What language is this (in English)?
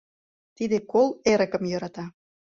Mari